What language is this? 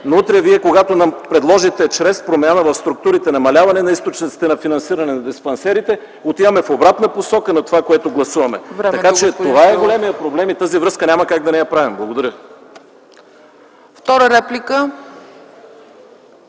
Bulgarian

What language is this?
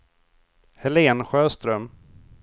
Swedish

